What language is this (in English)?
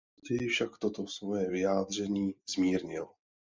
Czech